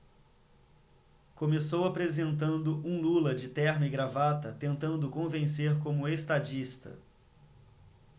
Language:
Portuguese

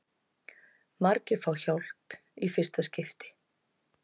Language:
Icelandic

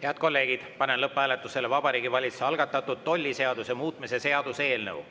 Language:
Estonian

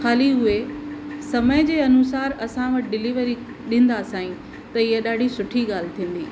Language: Sindhi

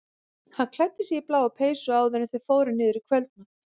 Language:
Icelandic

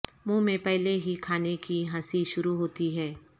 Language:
Urdu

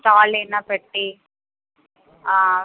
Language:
Telugu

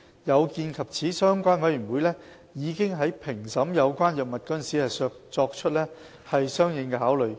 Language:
Cantonese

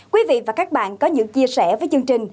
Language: Vietnamese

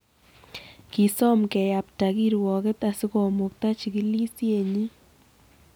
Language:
Kalenjin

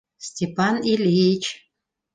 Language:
Bashkir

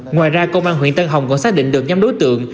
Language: Vietnamese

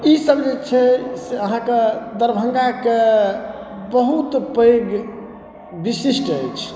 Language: Maithili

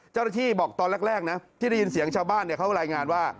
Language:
Thai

